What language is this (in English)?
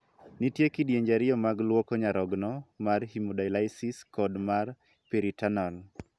Luo (Kenya and Tanzania)